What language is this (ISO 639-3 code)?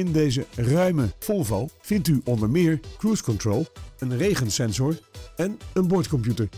nld